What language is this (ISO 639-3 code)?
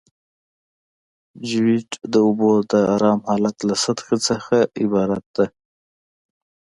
pus